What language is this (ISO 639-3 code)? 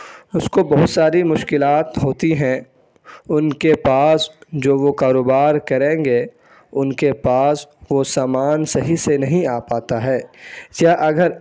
urd